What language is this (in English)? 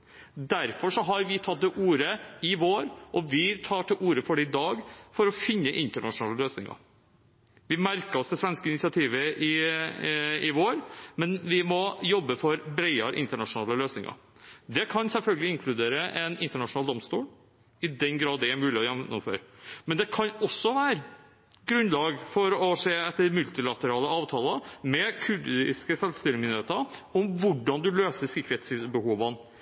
Norwegian Bokmål